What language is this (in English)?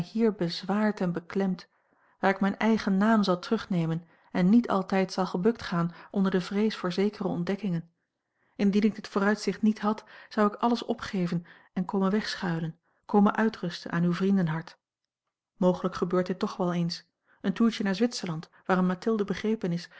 Dutch